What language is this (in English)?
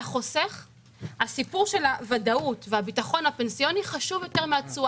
Hebrew